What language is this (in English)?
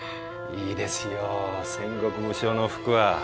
Japanese